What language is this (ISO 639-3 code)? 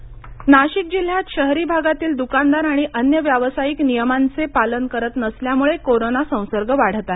mar